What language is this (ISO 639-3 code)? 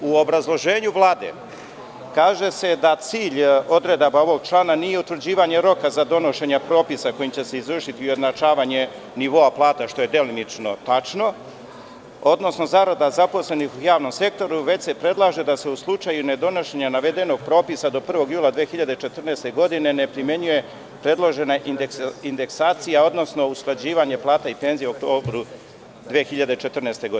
srp